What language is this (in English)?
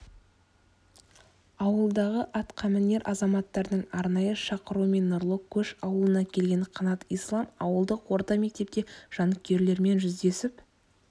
Kazakh